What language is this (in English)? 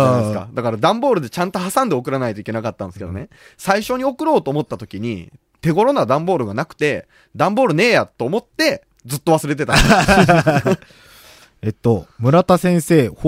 Japanese